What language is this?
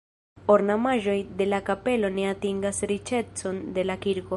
Esperanto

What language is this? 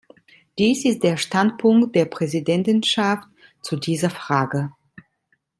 German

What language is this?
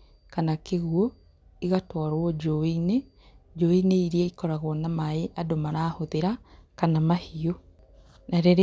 Kikuyu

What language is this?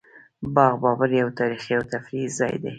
Pashto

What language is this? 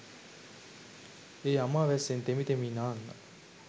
Sinhala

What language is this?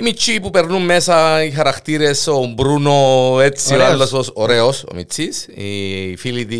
Greek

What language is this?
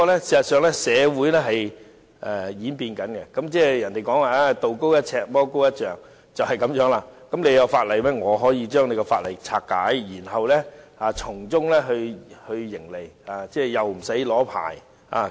Cantonese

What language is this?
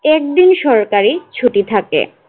Bangla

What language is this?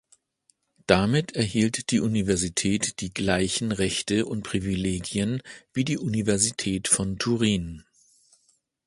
German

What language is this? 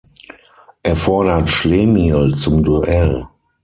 German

